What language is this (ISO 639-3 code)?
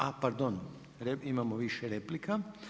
hrv